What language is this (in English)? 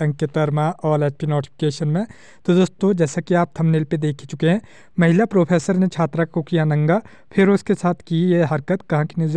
Hindi